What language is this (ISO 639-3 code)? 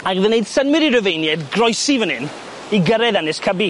cym